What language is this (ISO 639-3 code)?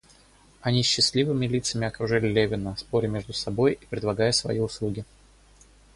rus